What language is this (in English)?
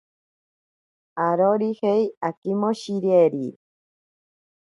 Ashéninka Perené